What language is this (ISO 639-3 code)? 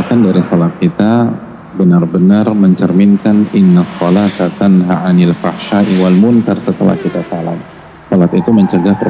ind